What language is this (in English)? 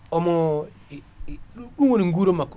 Fula